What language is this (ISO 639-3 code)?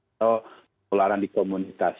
ind